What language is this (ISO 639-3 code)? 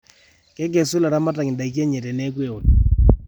mas